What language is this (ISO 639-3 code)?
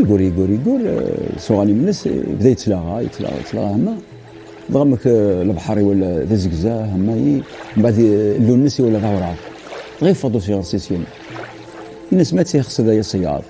ara